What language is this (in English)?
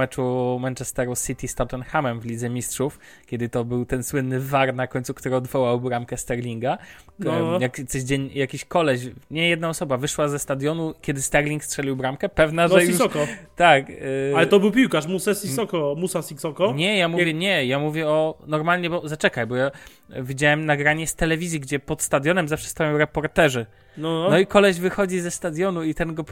Polish